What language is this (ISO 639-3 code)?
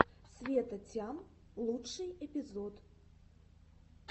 rus